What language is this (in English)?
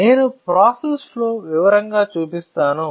Telugu